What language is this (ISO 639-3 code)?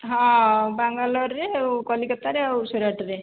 ori